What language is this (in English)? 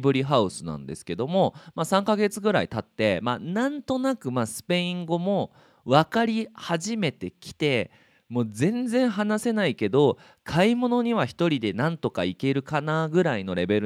Japanese